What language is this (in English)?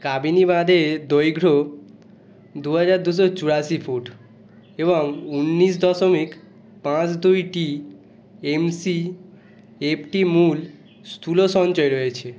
Bangla